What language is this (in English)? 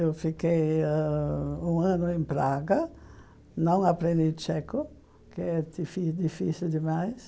Portuguese